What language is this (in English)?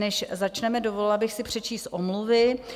Czech